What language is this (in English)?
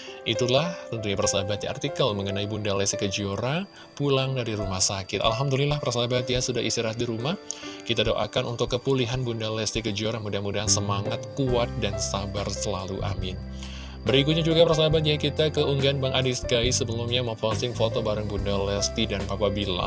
Indonesian